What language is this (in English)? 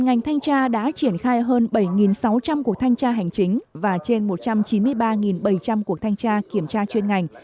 Vietnamese